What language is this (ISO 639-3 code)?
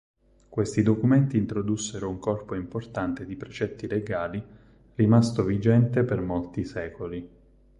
ita